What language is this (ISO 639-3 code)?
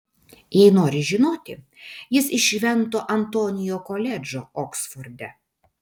lit